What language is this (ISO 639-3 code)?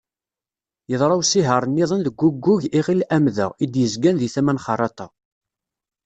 kab